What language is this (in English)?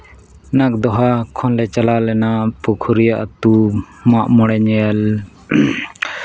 Santali